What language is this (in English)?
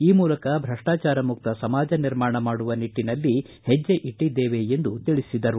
Kannada